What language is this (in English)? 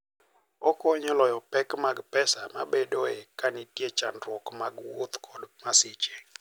Luo (Kenya and Tanzania)